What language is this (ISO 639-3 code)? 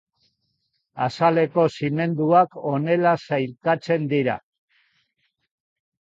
eus